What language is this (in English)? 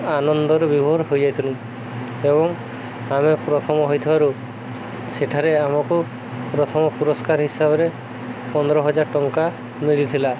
Odia